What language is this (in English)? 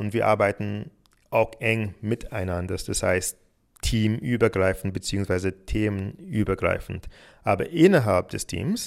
German